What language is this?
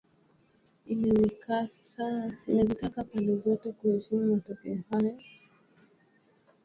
Swahili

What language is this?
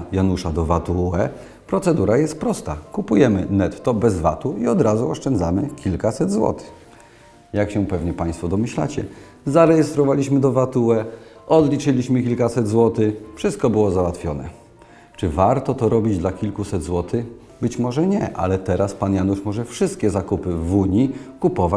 Polish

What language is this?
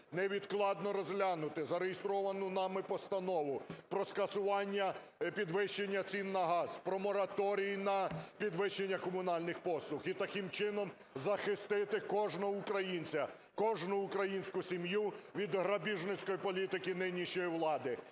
Ukrainian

